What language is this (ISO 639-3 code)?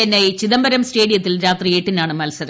mal